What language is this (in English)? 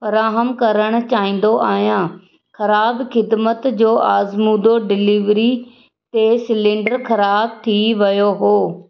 Sindhi